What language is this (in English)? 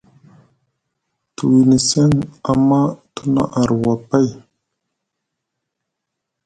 Musgu